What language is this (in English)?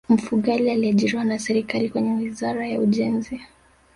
Swahili